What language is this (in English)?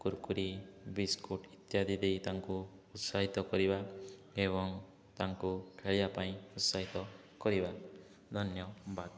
Odia